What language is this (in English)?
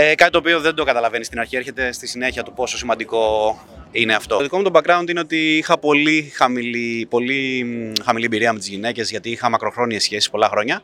Greek